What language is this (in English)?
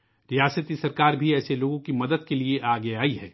Urdu